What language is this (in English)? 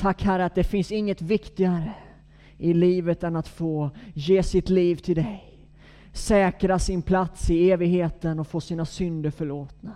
Swedish